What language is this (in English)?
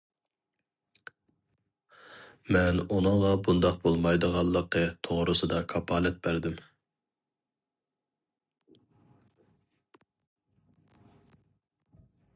Uyghur